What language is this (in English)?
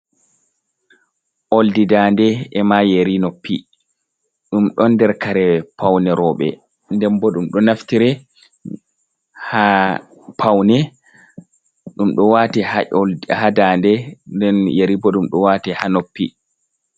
Fula